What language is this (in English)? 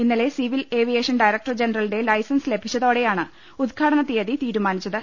Malayalam